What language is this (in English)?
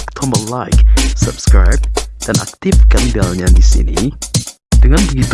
Indonesian